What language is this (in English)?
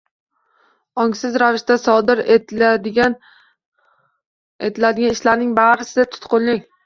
Uzbek